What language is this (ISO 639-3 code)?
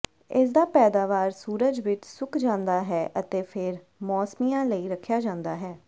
pan